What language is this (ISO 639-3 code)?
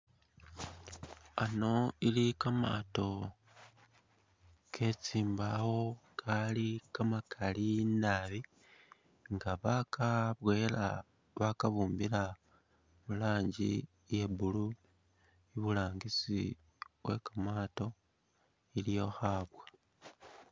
myx